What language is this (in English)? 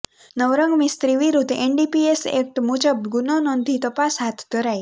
Gujarati